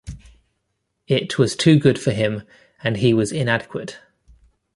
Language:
English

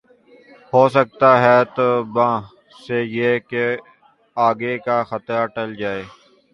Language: Urdu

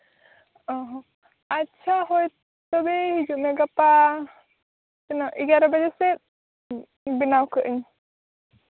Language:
Santali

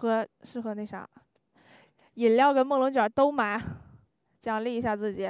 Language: Chinese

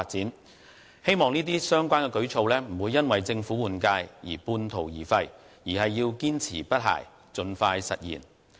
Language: Cantonese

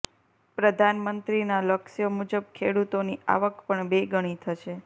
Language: Gujarati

